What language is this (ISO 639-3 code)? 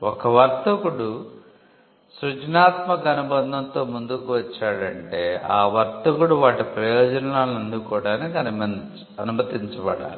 tel